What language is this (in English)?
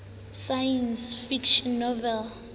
Southern Sotho